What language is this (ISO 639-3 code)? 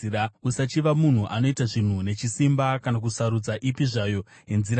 sna